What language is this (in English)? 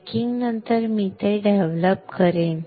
Marathi